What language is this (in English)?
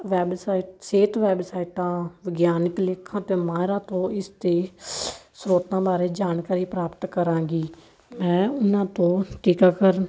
Punjabi